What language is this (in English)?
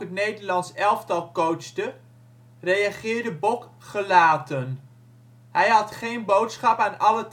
Dutch